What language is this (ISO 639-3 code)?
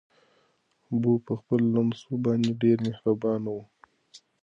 pus